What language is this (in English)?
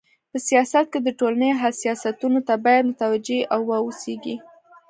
Pashto